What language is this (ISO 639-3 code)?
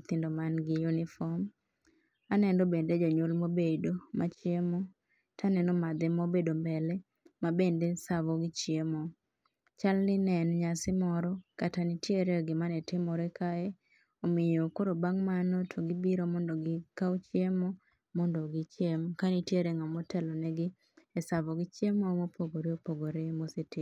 luo